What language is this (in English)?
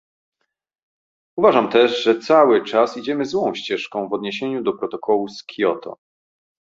Polish